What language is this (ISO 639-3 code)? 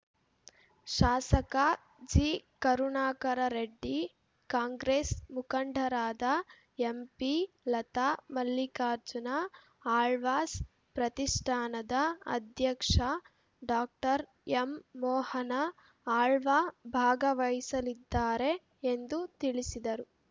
kan